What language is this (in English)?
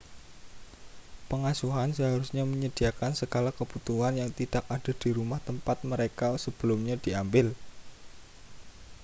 Indonesian